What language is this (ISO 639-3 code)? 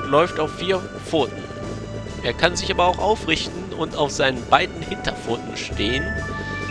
deu